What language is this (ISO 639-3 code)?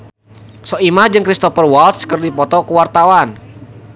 sun